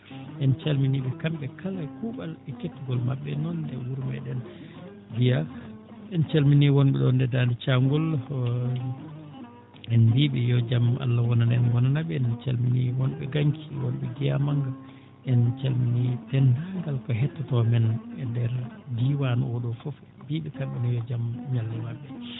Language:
Fula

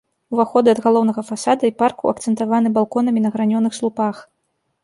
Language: Belarusian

